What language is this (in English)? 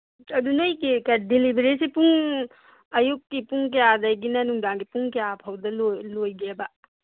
Manipuri